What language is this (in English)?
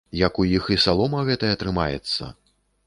Belarusian